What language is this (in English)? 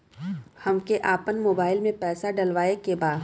Bhojpuri